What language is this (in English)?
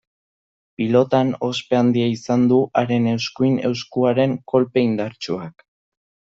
Basque